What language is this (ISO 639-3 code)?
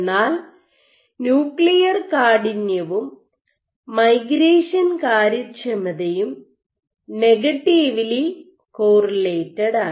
mal